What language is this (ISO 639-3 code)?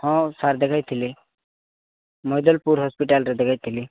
ori